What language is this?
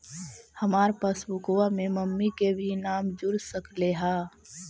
Magahi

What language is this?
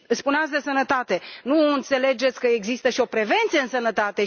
Romanian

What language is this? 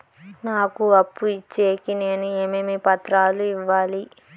Telugu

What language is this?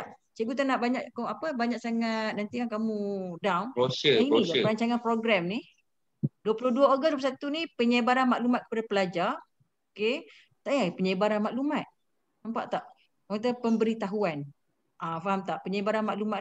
Malay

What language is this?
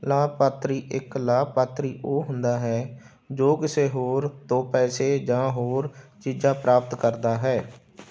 Punjabi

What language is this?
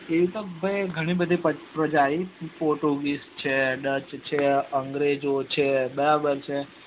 Gujarati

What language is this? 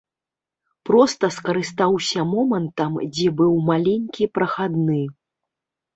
Belarusian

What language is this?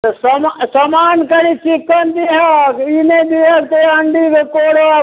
Maithili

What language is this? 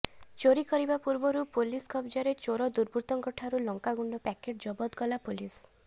Odia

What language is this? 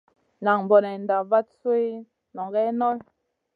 Masana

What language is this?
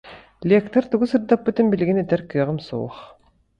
Yakut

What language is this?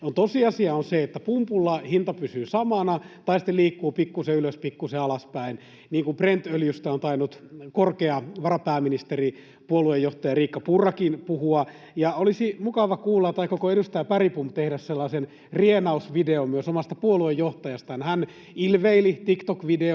Finnish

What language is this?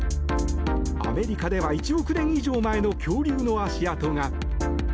Japanese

